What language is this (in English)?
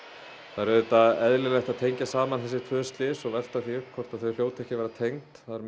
Icelandic